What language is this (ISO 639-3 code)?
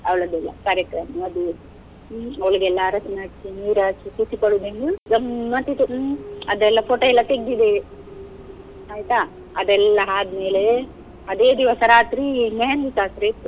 kan